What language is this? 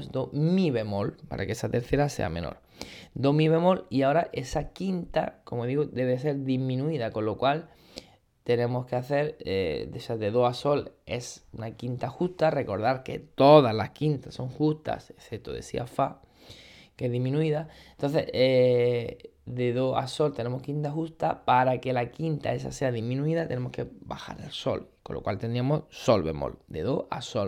Spanish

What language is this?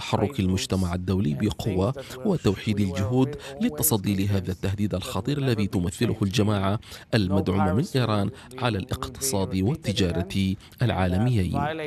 Arabic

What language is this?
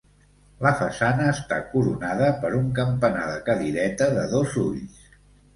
Catalan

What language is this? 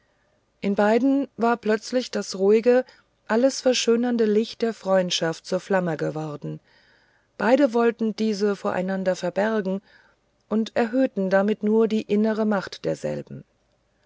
German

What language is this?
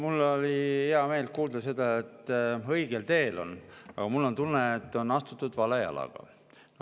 Estonian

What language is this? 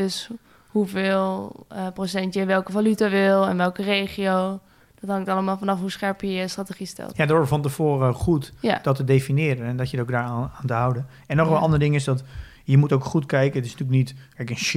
Dutch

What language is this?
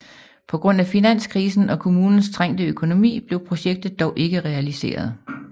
Danish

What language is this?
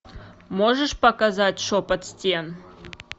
Russian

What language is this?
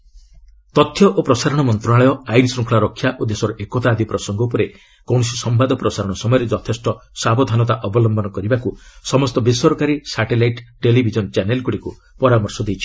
Odia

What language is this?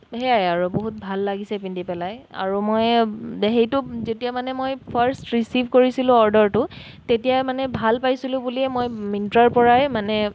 Assamese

